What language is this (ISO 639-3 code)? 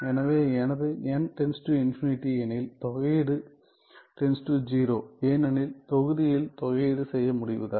tam